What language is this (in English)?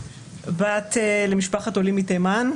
Hebrew